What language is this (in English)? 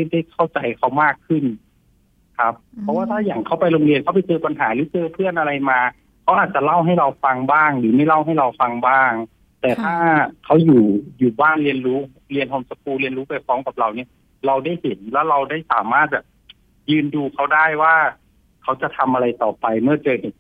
Thai